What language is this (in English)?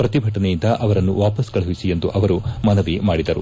Kannada